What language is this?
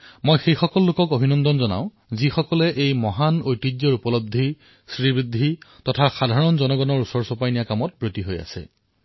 Assamese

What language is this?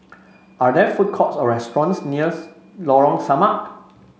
English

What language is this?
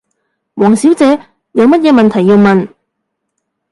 Cantonese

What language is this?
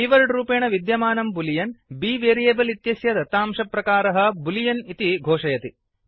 Sanskrit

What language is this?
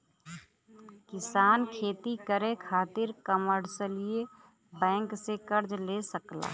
Bhojpuri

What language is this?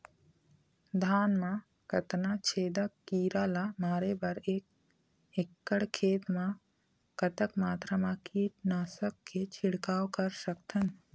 Chhattisgarhi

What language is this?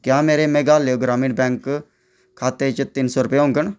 Dogri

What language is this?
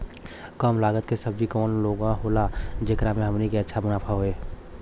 Bhojpuri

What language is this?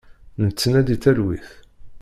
Kabyle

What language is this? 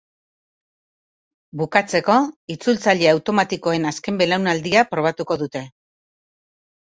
Basque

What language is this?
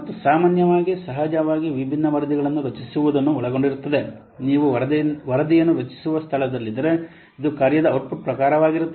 Kannada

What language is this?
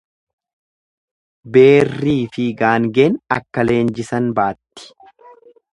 Oromo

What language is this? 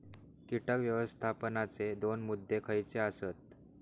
Marathi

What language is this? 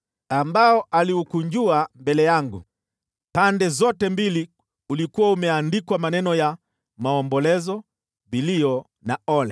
Swahili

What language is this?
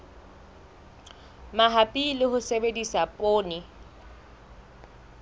Southern Sotho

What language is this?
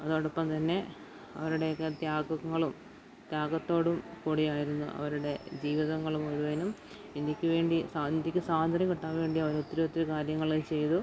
Malayalam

